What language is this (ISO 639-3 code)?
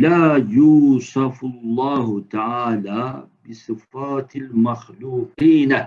tur